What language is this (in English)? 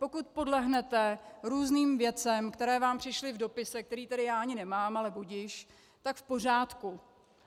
Czech